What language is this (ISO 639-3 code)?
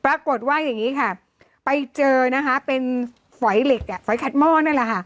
tha